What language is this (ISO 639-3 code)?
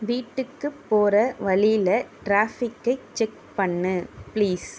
tam